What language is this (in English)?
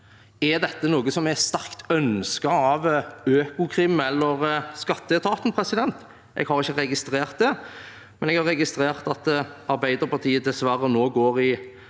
Norwegian